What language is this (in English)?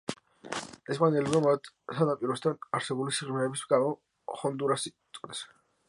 Georgian